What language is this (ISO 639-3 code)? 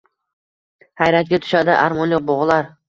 uzb